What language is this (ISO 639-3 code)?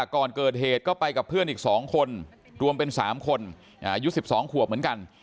tha